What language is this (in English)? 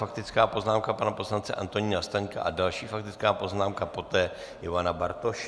Czech